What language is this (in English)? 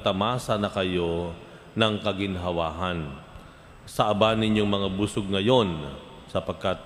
Filipino